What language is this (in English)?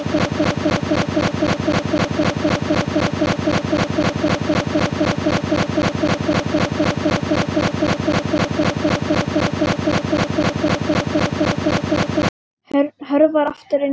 Icelandic